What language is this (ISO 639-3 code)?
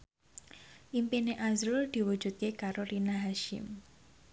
jav